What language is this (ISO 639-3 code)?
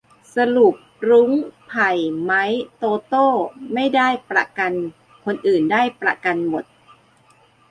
tha